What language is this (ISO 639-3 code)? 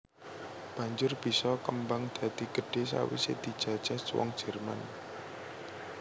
jav